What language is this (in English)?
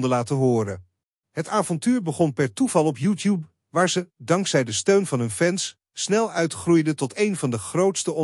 Dutch